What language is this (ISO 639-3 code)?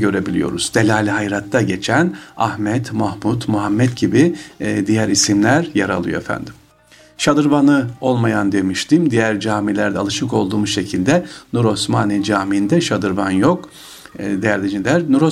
tur